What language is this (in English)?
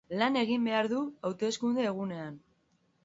Basque